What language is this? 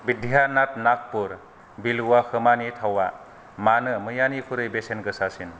Bodo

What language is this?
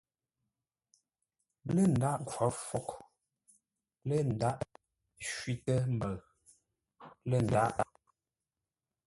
Ngombale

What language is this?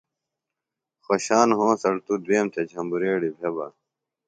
Phalura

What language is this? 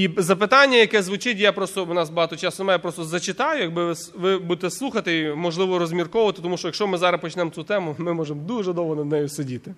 Ukrainian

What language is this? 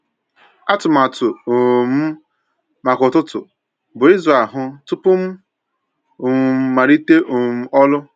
Igbo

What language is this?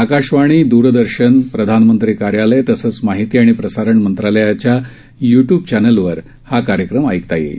Marathi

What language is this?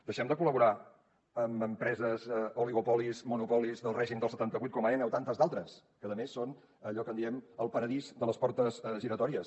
Catalan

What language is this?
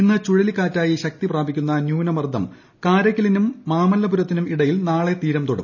Malayalam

